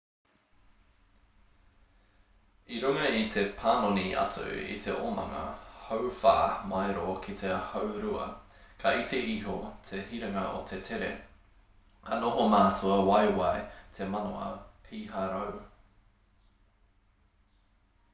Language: Māori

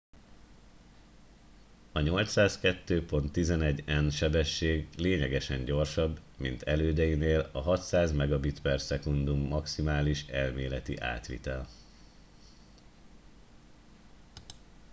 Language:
Hungarian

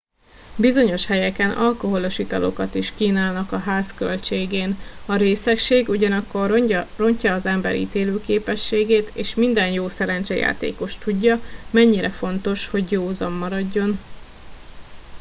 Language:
Hungarian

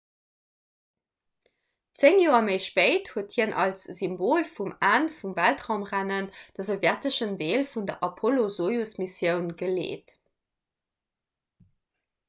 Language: Luxembourgish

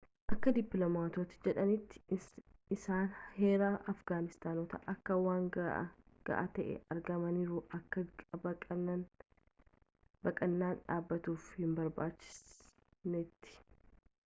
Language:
Oromo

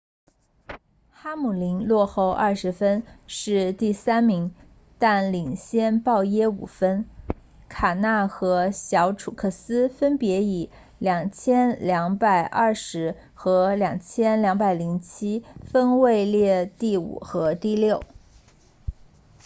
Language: Chinese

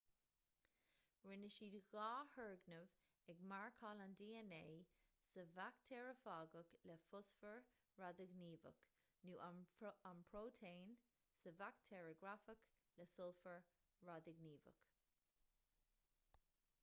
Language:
Irish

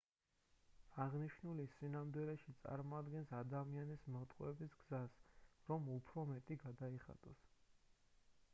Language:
Georgian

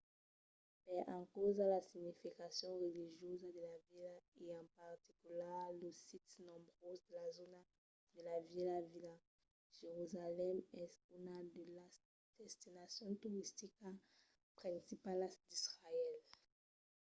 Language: Occitan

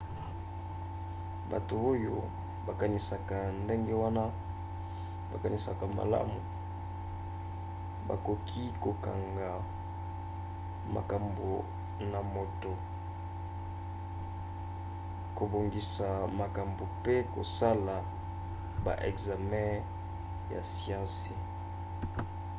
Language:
Lingala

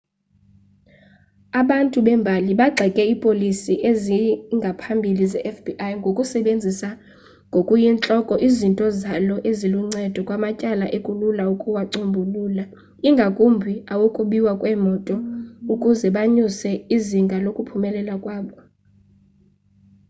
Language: Xhosa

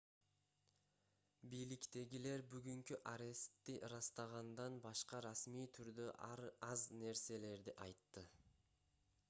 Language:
Kyrgyz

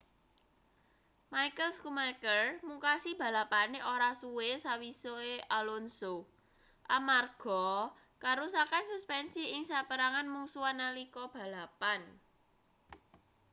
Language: Javanese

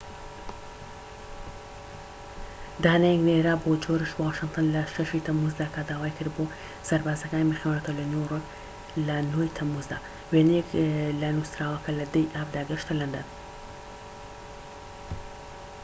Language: Central Kurdish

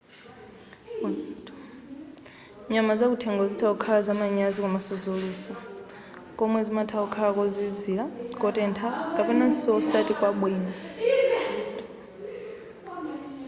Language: Nyanja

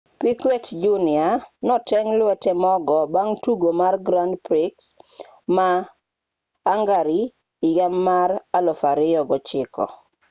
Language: Luo (Kenya and Tanzania)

